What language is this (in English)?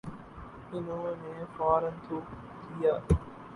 Urdu